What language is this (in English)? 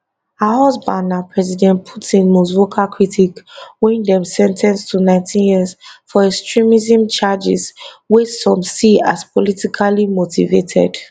Nigerian Pidgin